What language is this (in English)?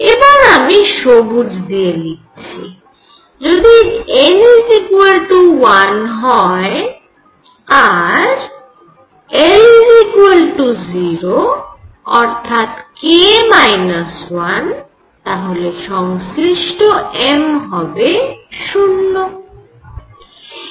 Bangla